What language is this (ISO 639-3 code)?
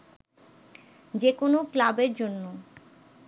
ben